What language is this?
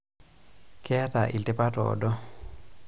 Masai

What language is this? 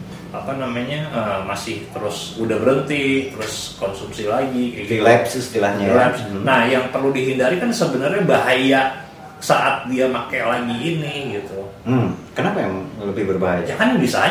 Indonesian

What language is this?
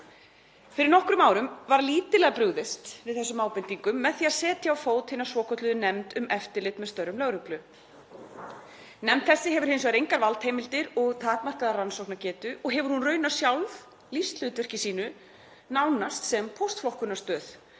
Icelandic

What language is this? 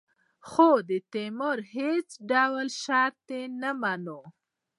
Pashto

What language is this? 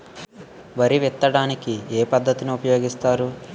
Telugu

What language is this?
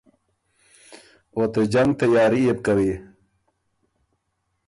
Ormuri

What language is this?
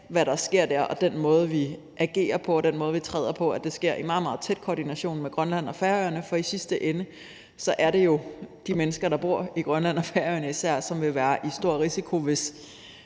Danish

